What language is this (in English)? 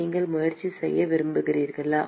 Tamil